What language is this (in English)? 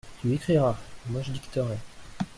French